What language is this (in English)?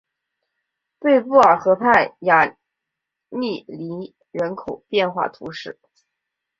Chinese